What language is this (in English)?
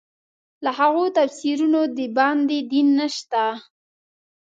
Pashto